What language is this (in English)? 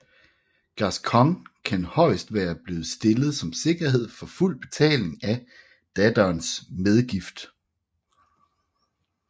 Danish